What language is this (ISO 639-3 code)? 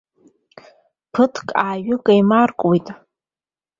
abk